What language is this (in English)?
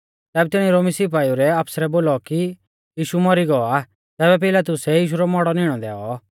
Mahasu Pahari